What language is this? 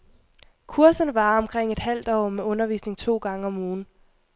Danish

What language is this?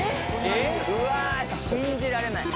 Japanese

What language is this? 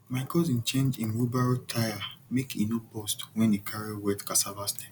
Nigerian Pidgin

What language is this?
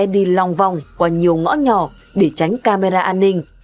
Vietnamese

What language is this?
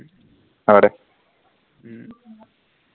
Assamese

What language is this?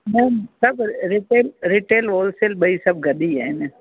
Sindhi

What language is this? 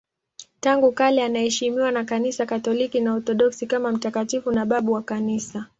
Swahili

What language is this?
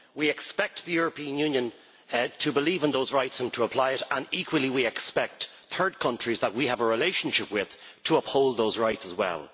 English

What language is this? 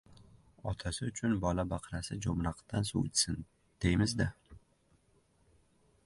Uzbek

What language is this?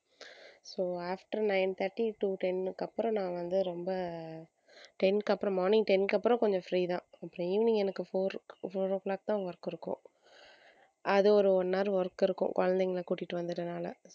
Tamil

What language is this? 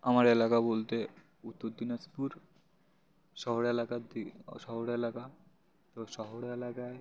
Bangla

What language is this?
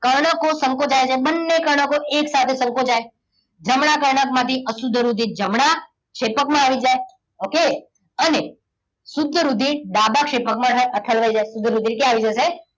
Gujarati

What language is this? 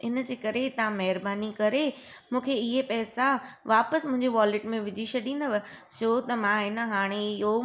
Sindhi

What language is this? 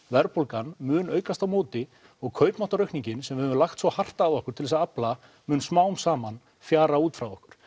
Icelandic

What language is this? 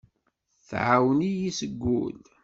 Kabyle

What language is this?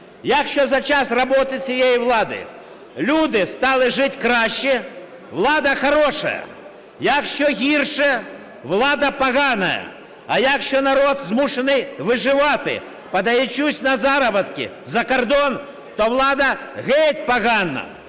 Ukrainian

